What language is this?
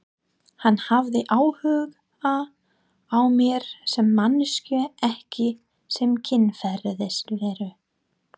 Icelandic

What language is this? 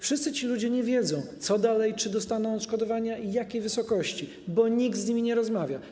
Polish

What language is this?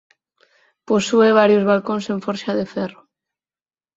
Galician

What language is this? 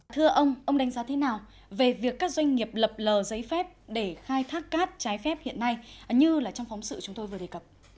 Vietnamese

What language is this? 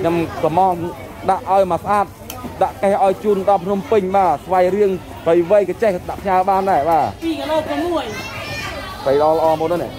Thai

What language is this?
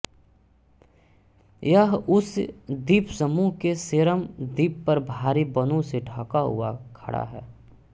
Hindi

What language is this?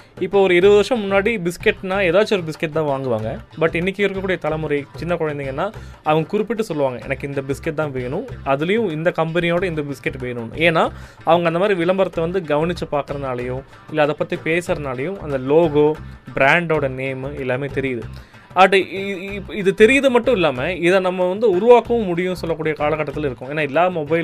Tamil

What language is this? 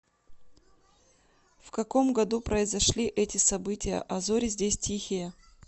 Russian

